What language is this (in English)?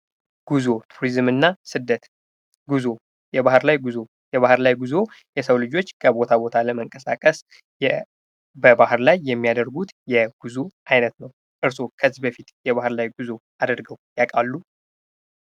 Amharic